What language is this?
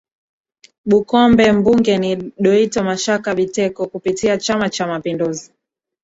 Swahili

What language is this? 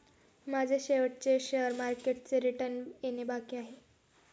Marathi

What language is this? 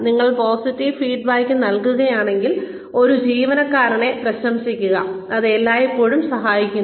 Malayalam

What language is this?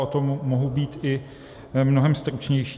Czech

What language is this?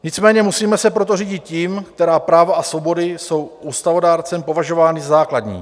Czech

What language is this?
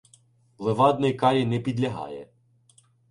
Ukrainian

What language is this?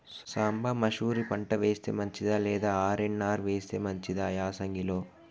Telugu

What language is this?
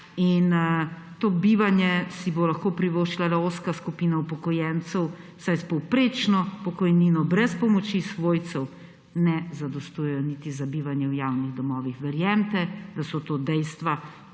Slovenian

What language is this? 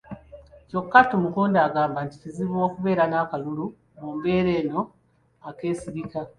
Ganda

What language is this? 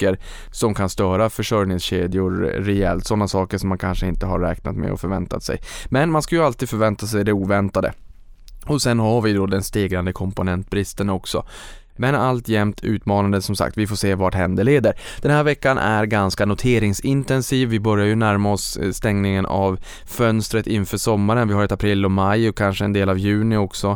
Swedish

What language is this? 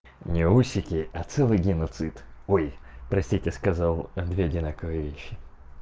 Russian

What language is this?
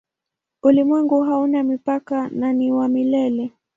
Swahili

